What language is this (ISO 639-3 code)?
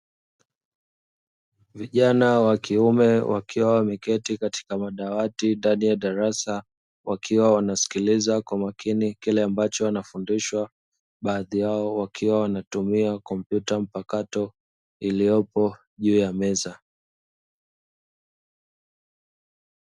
swa